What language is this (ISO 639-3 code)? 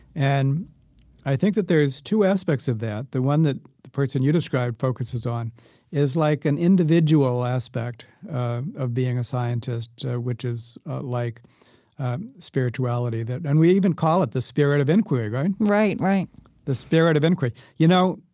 eng